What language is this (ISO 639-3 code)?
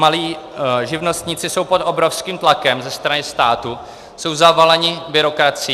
ces